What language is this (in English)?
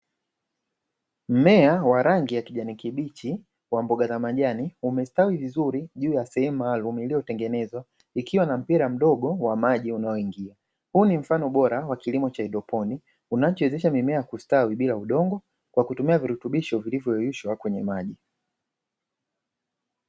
Swahili